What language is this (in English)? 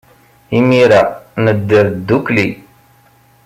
Kabyle